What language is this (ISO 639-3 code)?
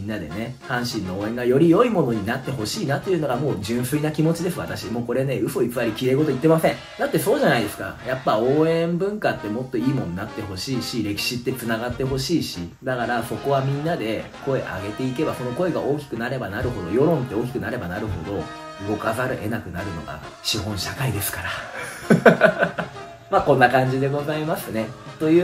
jpn